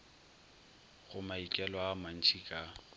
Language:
Northern Sotho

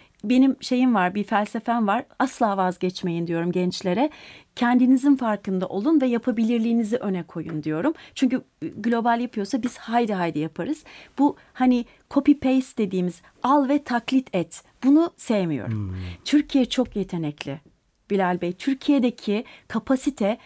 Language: Turkish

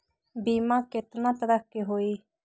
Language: Magahi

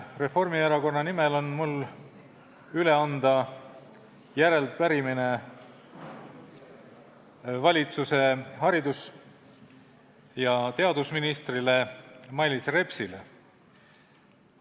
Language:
Estonian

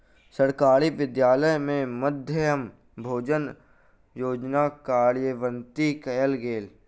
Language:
Maithili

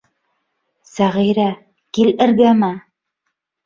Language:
Bashkir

